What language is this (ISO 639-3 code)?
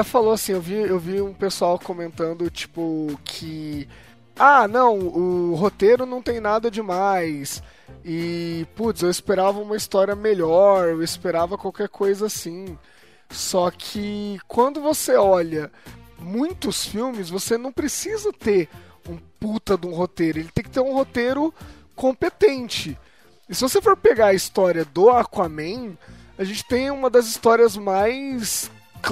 por